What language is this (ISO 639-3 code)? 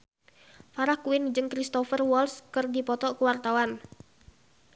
sun